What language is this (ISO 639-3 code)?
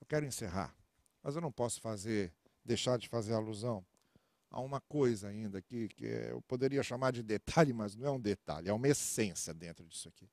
por